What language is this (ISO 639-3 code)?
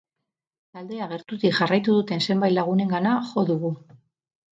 eus